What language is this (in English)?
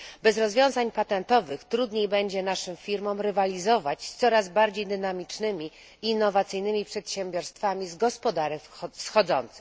Polish